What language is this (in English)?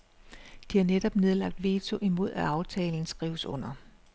Danish